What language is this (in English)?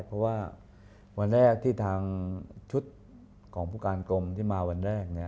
Thai